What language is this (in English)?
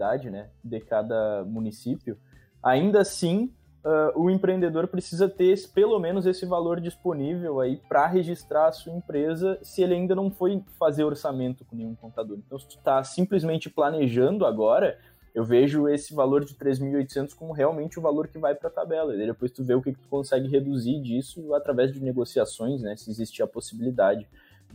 Portuguese